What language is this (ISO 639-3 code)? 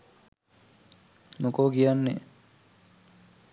sin